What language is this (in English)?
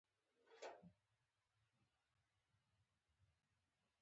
Pashto